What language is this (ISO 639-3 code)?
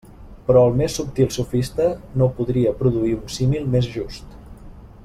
cat